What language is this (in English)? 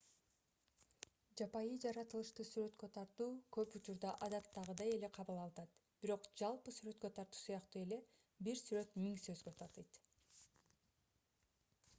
Kyrgyz